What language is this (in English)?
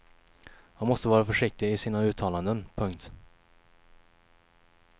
Swedish